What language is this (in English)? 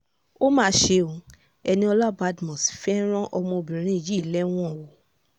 Yoruba